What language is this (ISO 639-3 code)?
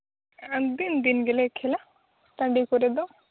sat